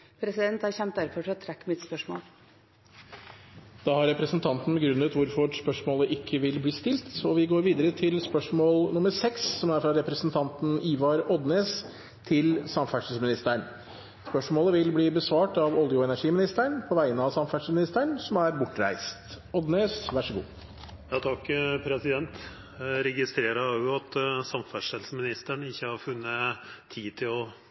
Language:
Norwegian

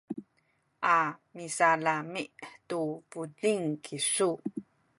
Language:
Sakizaya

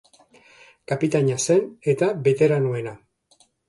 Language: Basque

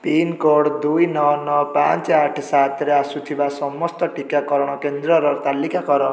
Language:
Odia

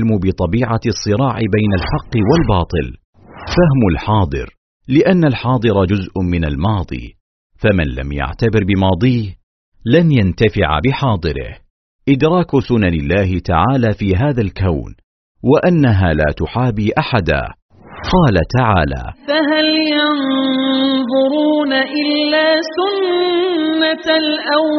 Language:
Arabic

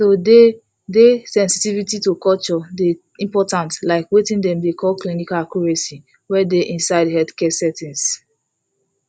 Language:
Nigerian Pidgin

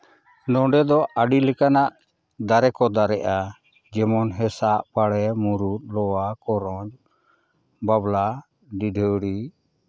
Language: Santali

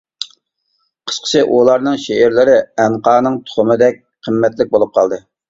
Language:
Uyghur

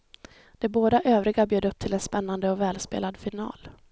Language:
Swedish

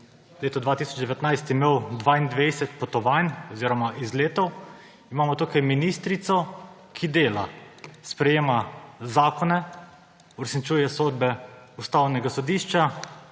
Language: Slovenian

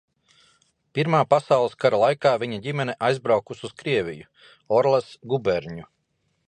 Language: Latvian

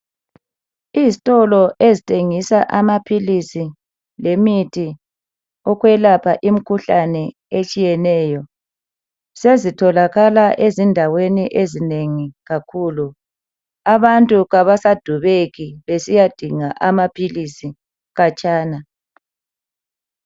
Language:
North Ndebele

